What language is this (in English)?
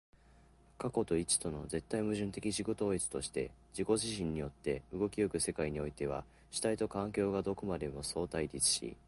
Japanese